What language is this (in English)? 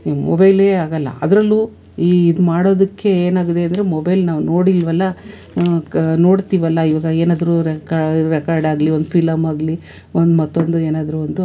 Kannada